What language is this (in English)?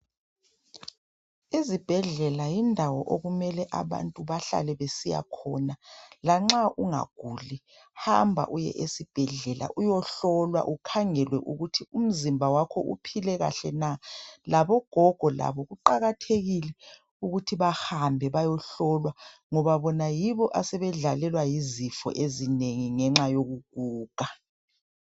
North Ndebele